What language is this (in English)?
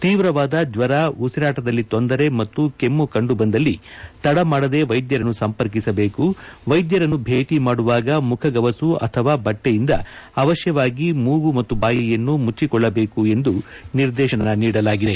Kannada